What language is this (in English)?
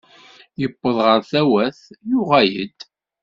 Kabyle